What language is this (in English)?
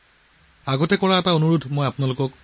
Assamese